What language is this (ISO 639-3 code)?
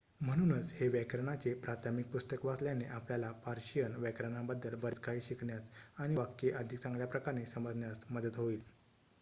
mar